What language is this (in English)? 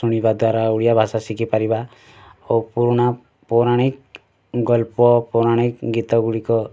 Odia